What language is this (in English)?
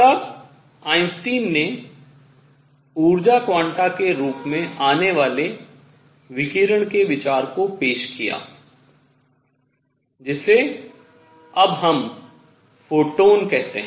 Hindi